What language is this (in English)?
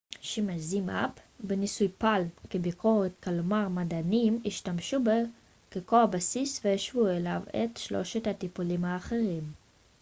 Hebrew